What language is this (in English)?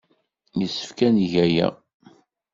Kabyle